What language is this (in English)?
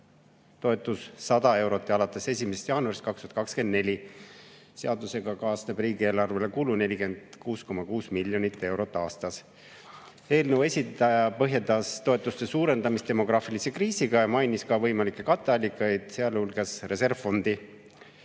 Estonian